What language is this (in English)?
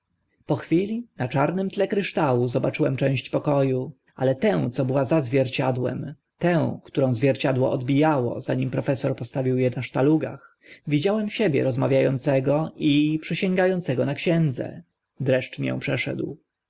Polish